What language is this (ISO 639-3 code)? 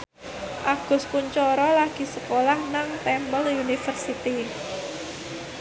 jav